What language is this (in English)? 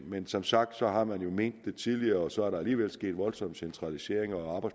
Danish